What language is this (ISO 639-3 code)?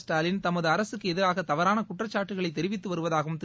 tam